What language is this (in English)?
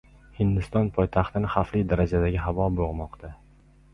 Uzbek